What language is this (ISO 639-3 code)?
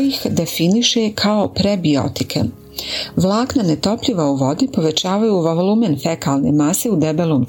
hrv